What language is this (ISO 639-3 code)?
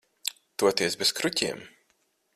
lav